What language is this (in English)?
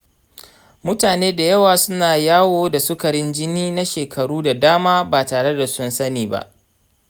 Hausa